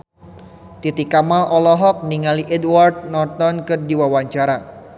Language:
Sundanese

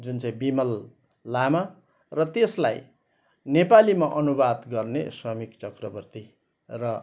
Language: Nepali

